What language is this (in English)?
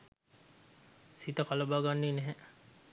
Sinhala